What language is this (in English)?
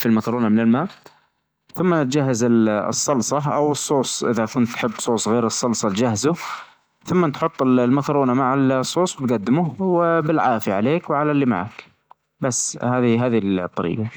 Najdi Arabic